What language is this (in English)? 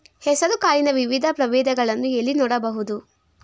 Kannada